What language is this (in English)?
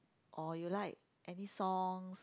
English